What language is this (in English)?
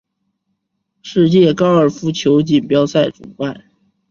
Chinese